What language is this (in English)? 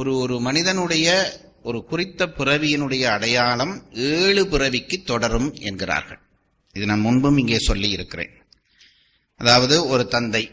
Tamil